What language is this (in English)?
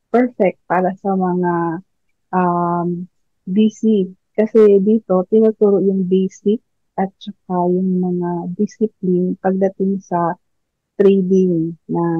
Filipino